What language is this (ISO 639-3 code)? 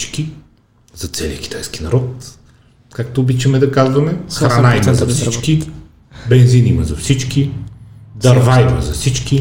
bul